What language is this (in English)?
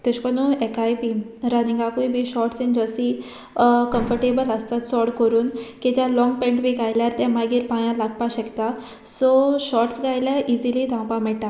Konkani